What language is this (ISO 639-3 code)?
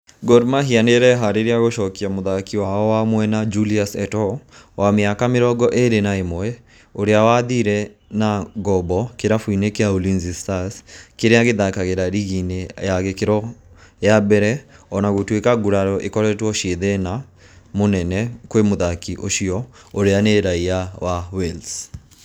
kik